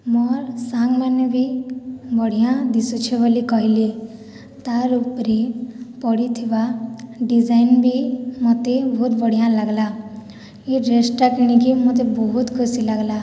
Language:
Odia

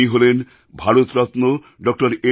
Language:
Bangla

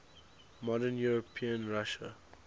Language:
English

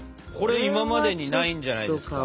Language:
Japanese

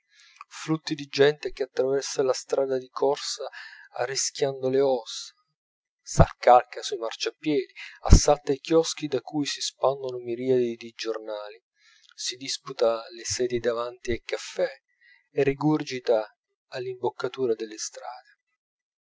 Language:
Italian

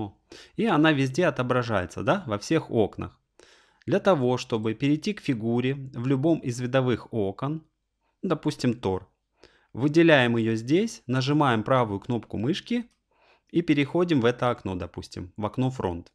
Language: Russian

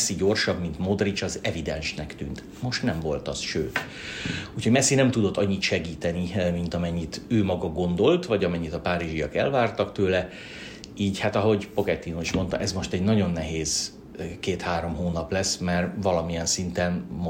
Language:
Hungarian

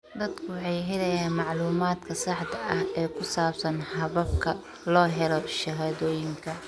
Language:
Somali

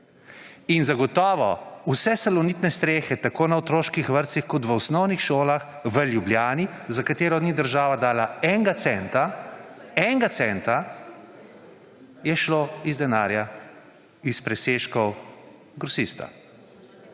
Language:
Slovenian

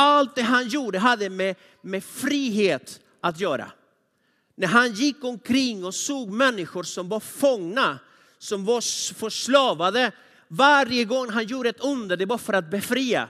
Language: Swedish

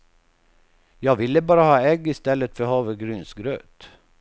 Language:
Swedish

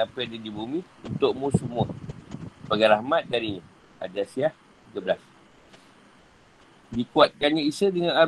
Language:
Malay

